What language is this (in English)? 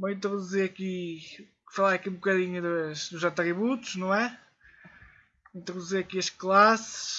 Portuguese